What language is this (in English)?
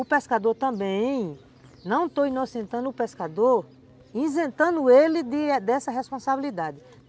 Portuguese